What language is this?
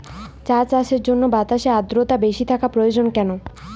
Bangla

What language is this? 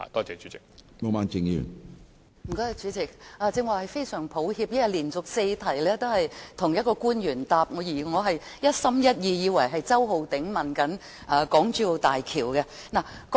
Cantonese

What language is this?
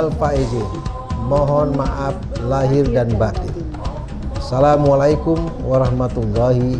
Indonesian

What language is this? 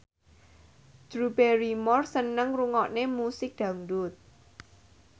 Javanese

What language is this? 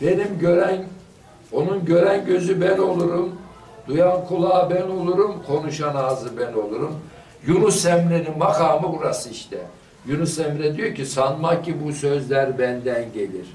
Turkish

